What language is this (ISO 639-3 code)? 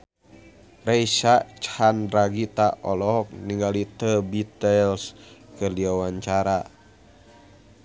sun